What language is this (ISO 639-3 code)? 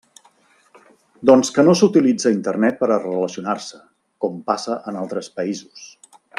cat